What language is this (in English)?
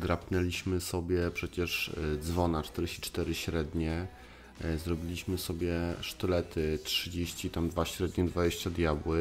Polish